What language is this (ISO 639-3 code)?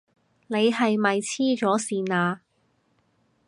yue